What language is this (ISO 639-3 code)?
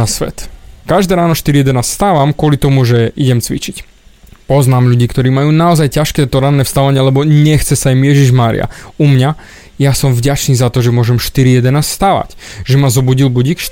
slk